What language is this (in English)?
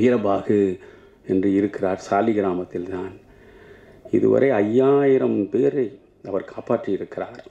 Tamil